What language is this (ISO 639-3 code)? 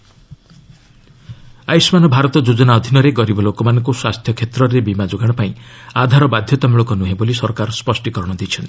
ori